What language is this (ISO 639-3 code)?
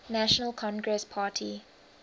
eng